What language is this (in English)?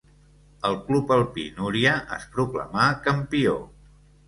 Catalan